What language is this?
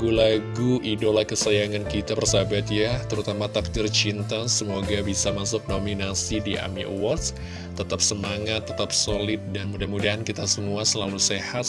Indonesian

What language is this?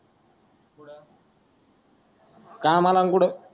Marathi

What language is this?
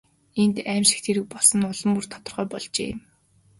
Mongolian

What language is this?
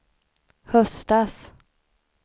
Swedish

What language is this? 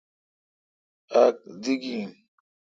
Kalkoti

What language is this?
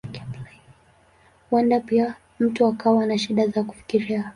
Swahili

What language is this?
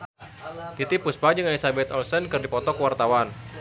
Sundanese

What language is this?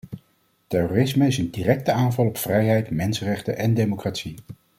Dutch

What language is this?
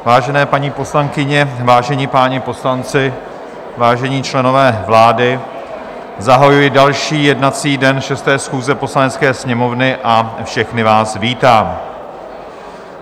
Czech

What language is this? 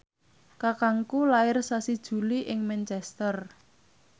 Javanese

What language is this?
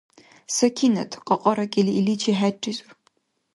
Dargwa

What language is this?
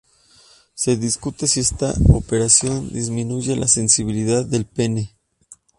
Spanish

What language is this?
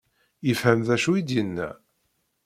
Kabyle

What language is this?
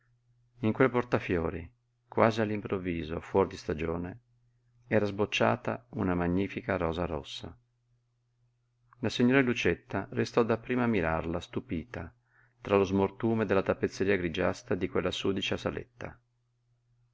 Italian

